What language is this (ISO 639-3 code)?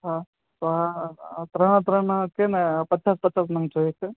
guj